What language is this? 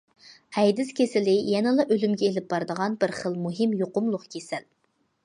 Uyghur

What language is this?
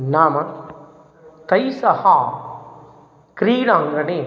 Sanskrit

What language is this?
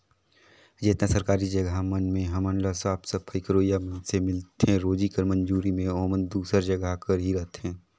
Chhattisgarhi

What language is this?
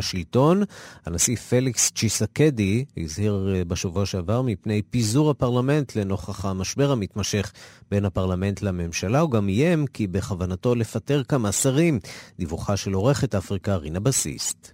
Hebrew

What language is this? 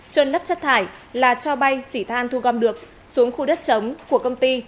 Vietnamese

